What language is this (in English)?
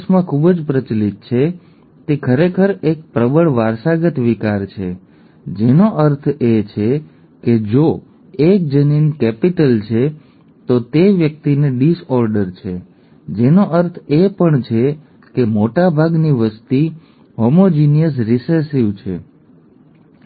Gujarati